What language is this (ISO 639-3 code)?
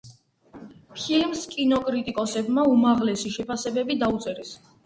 kat